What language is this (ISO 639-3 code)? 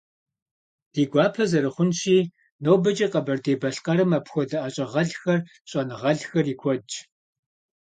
kbd